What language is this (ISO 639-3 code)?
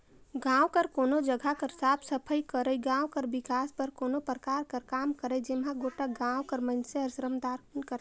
hne